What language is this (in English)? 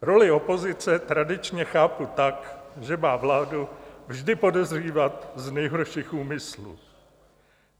Czech